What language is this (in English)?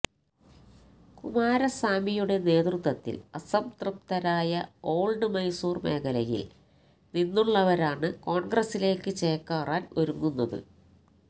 Malayalam